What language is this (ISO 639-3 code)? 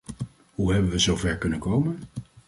nld